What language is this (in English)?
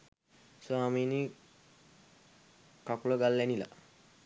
Sinhala